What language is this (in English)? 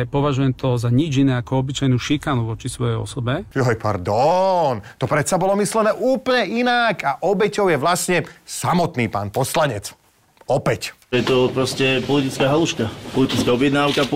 Slovak